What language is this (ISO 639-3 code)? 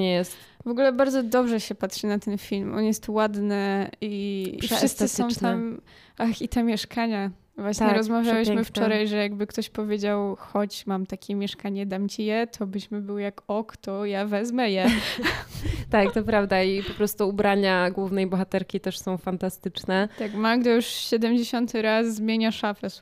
pol